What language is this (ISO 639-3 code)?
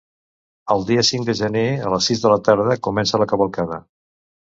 cat